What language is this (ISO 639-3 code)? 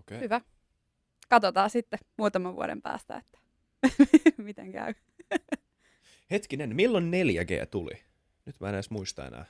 fin